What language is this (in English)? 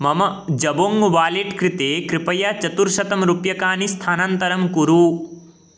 Sanskrit